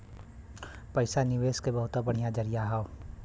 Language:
Bhojpuri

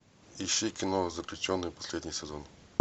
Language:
Russian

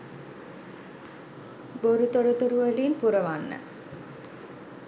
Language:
Sinhala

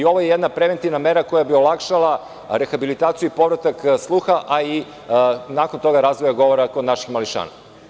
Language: Serbian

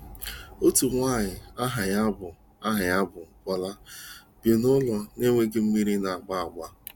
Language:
Igbo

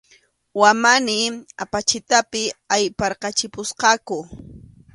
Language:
Arequipa-La Unión Quechua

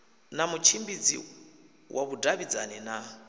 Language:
Venda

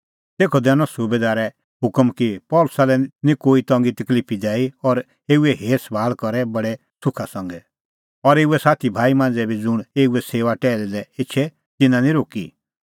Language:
Kullu Pahari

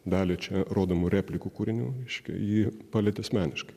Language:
Lithuanian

